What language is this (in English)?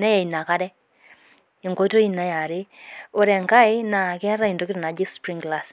Masai